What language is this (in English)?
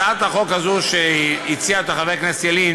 Hebrew